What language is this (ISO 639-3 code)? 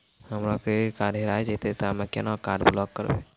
mai